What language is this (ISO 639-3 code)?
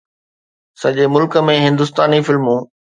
snd